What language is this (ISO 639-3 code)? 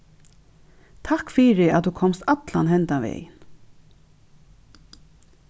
fao